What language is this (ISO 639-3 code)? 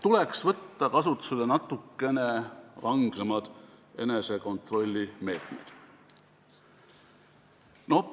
est